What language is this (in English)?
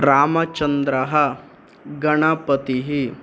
Sanskrit